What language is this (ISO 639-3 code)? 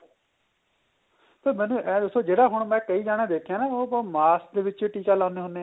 pan